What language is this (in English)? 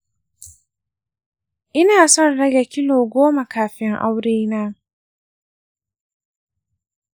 Hausa